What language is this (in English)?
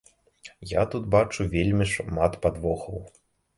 Belarusian